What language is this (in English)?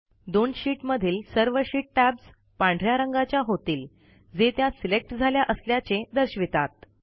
Marathi